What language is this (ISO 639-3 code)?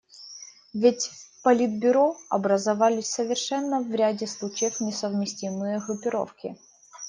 rus